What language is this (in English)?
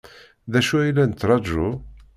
Kabyle